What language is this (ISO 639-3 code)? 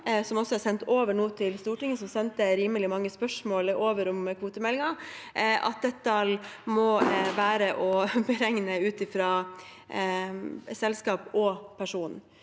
nor